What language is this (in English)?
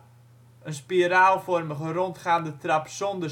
Dutch